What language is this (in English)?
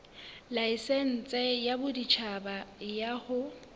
Southern Sotho